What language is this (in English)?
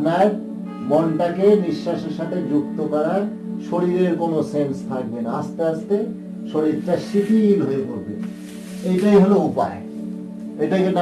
Bangla